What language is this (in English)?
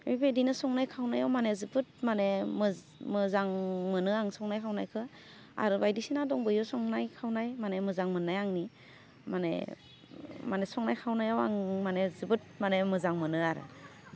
Bodo